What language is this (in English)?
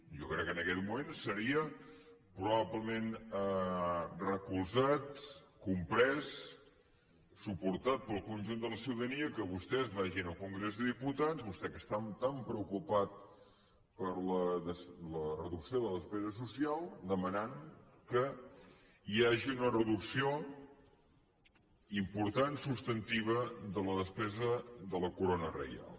Catalan